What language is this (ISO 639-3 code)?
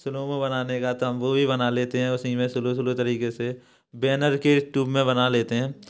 hin